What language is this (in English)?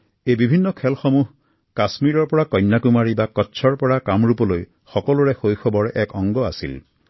Assamese